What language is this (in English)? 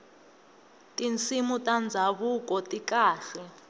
Tsonga